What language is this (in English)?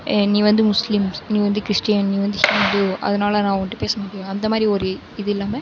Tamil